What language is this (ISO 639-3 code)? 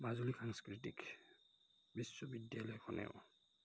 asm